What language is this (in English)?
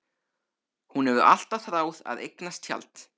Icelandic